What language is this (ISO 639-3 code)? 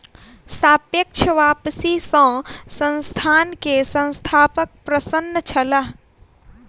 mai